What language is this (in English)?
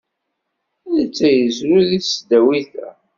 Kabyle